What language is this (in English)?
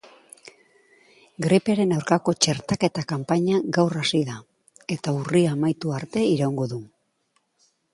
Basque